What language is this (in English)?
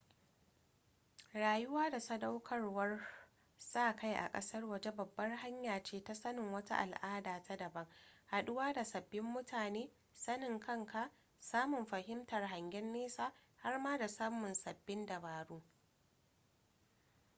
Hausa